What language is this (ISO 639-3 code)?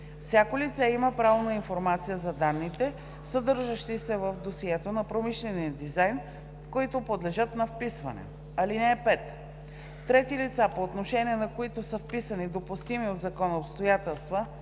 bul